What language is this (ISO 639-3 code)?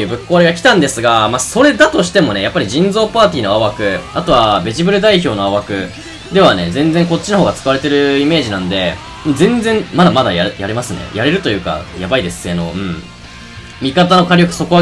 jpn